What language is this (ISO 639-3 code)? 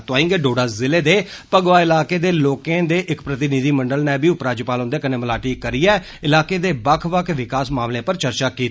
doi